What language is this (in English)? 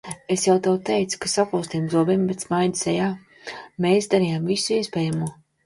Latvian